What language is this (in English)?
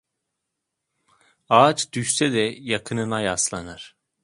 Turkish